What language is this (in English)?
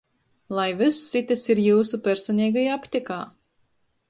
Latgalian